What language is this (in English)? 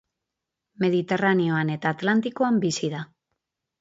Basque